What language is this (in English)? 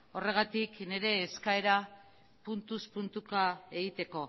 Basque